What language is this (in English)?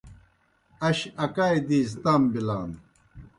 Kohistani Shina